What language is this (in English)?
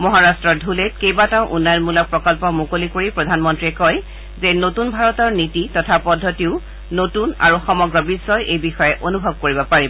Assamese